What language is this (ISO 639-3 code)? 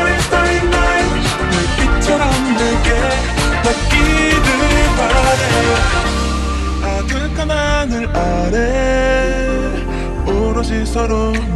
nld